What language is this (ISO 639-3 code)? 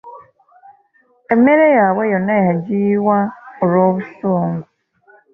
lug